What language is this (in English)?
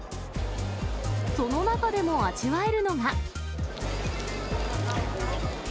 Japanese